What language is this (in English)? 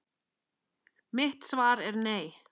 Icelandic